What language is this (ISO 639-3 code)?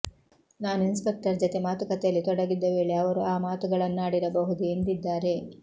kan